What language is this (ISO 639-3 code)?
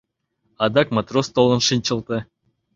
chm